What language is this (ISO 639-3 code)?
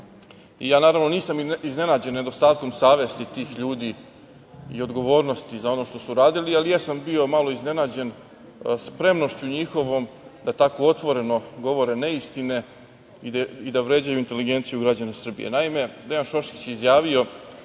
srp